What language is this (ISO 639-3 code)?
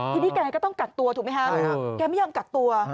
tha